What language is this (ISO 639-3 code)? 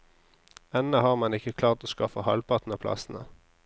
nor